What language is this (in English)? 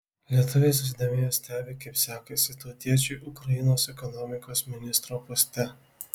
Lithuanian